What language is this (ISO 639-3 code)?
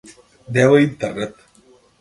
mkd